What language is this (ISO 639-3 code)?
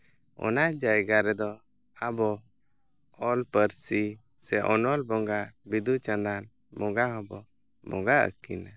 sat